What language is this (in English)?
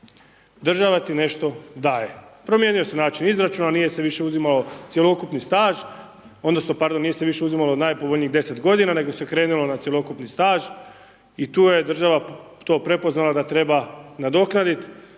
Croatian